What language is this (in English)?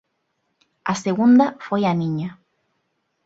Galician